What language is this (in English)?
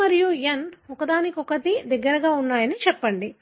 Telugu